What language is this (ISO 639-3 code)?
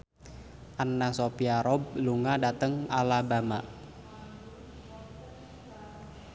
jav